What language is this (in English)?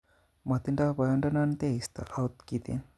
Kalenjin